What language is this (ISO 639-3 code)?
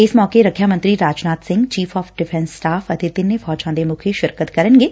pan